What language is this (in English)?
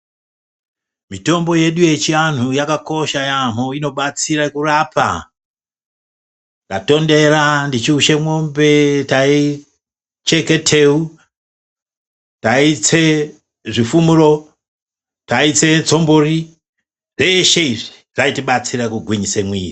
Ndau